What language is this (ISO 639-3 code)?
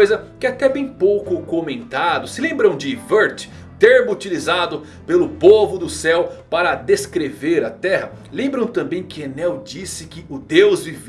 por